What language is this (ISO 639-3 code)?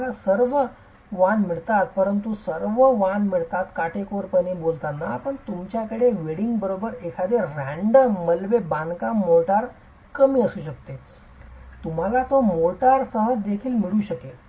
mar